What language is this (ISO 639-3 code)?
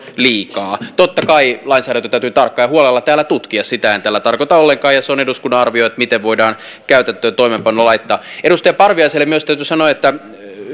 fin